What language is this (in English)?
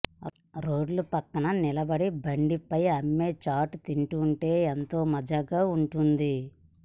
Telugu